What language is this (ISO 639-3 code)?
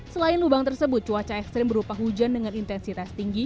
ind